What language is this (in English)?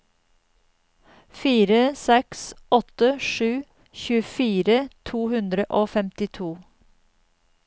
Norwegian